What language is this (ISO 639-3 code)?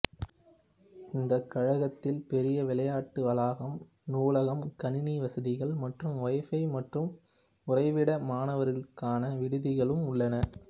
tam